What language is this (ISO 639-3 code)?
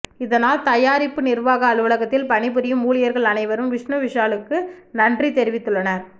tam